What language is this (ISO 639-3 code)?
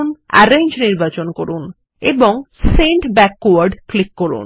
ben